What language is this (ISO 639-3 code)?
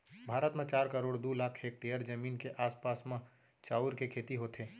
hne